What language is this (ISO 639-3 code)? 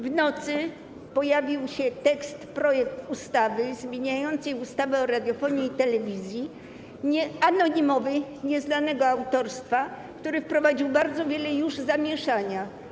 pol